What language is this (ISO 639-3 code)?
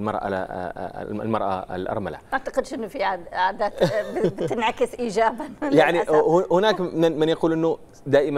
ara